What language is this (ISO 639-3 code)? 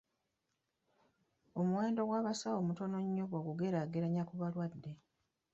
lug